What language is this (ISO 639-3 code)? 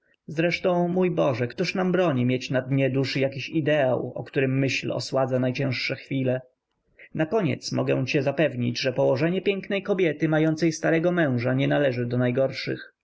pol